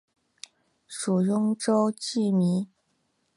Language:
Chinese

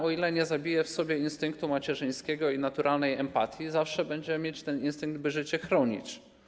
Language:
Polish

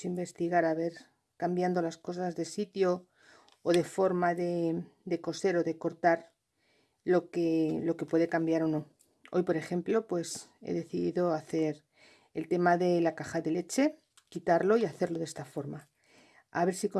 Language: Spanish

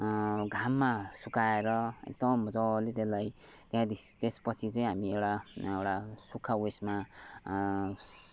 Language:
Nepali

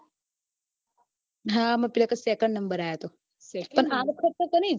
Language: Gujarati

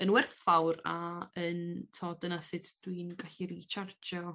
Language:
Welsh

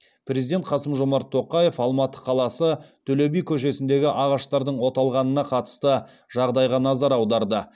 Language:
Kazakh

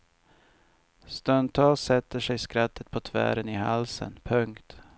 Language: Swedish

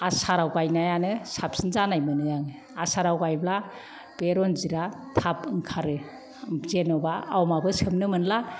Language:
Bodo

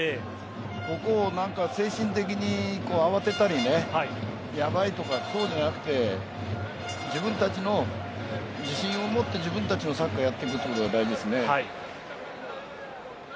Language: Japanese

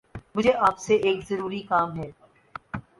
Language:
Urdu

